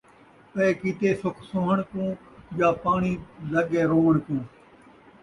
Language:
Saraiki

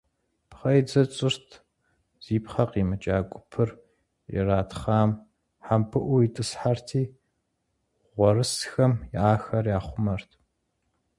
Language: Kabardian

